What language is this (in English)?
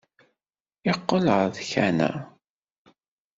Kabyle